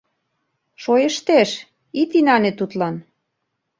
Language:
Mari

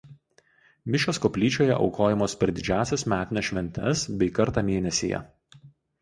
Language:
Lithuanian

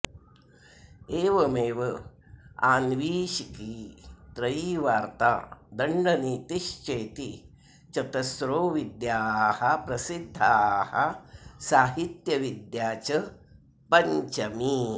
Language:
Sanskrit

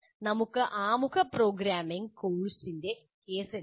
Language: Malayalam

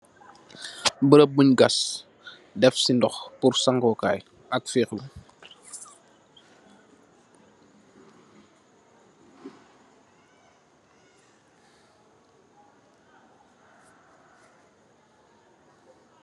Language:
Wolof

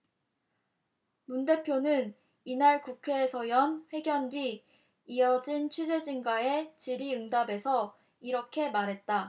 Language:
Korean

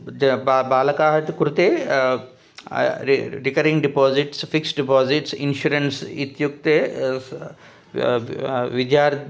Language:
Sanskrit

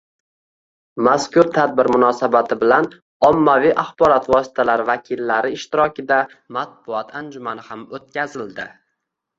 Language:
Uzbek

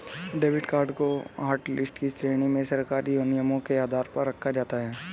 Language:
Hindi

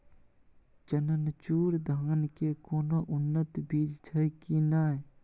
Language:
Maithili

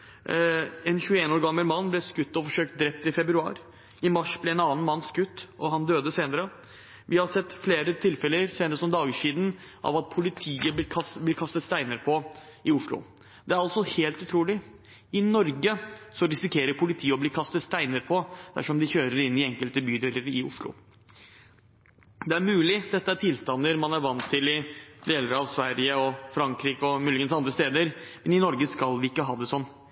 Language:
Norwegian Bokmål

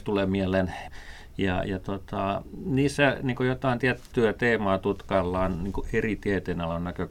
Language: Finnish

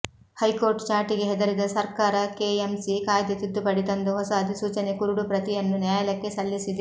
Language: Kannada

